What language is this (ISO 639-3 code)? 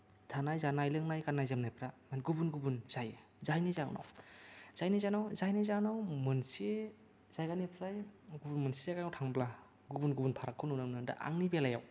brx